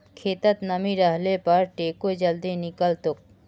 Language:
Magahi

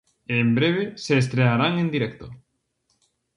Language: Galician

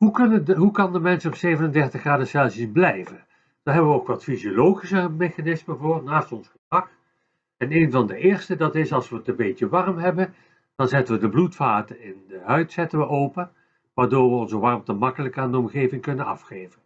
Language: Dutch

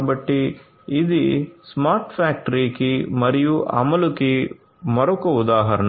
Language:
Telugu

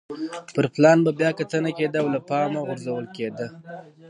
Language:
Pashto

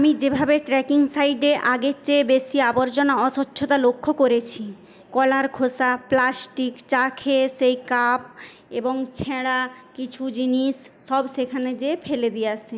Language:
Bangla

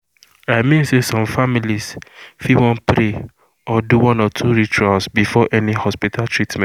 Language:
Nigerian Pidgin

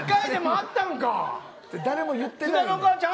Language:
Japanese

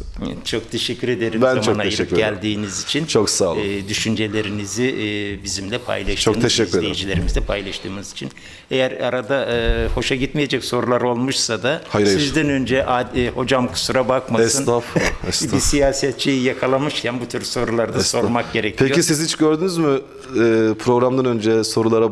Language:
Turkish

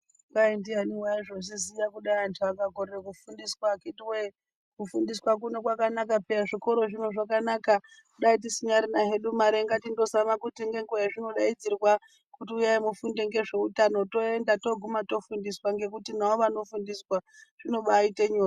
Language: Ndau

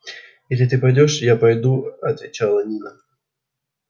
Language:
Russian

